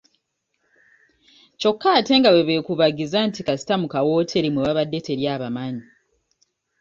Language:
Ganda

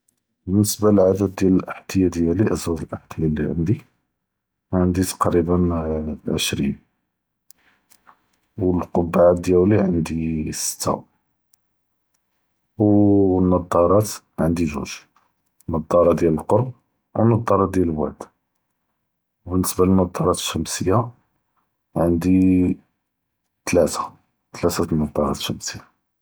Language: Judeo-Arabic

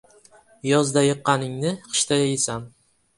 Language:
Uzbek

